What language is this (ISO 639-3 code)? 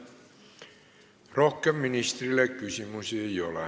est